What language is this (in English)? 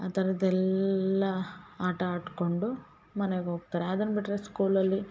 Kannada